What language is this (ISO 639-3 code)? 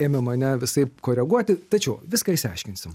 lit